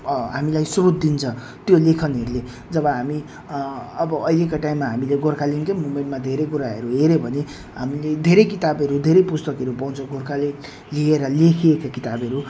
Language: Nepali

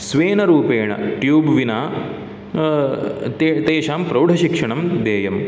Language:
Sanskrit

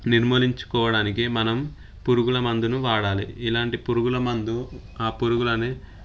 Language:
Telugu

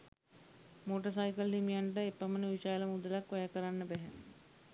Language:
Sinhala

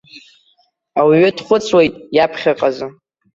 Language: Abkhazian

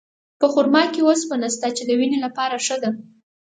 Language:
Pashto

